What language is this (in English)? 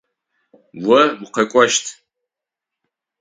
Adyghe